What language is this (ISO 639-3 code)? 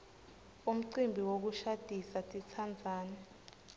ssw